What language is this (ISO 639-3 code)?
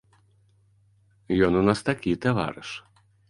bel